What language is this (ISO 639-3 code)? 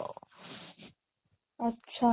ori